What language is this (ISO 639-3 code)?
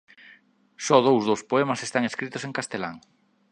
glg